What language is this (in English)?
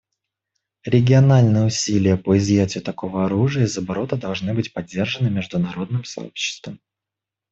Russian